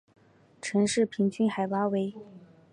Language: Chinese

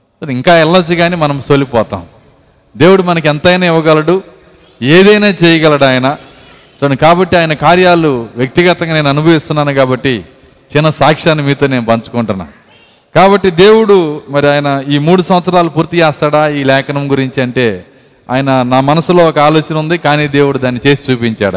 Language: Telugu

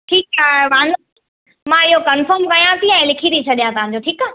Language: Sindhi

